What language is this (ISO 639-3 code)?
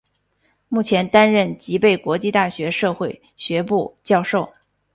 zho